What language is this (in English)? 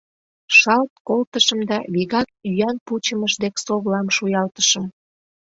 Mari